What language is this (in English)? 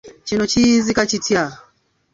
Ganda